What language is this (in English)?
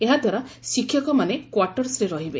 Odia